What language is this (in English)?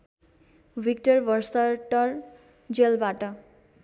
Nepali